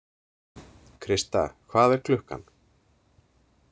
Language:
Icelandic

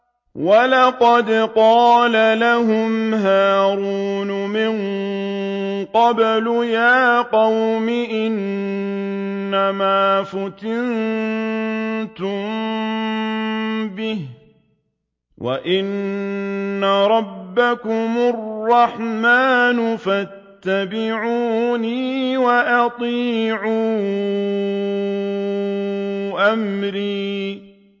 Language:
Arabic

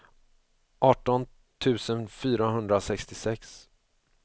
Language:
Swedish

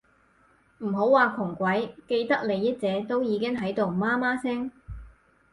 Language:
Cantonese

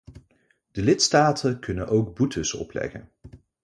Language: Dutch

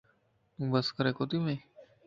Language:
Lasi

